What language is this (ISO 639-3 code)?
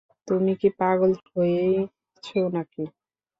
ben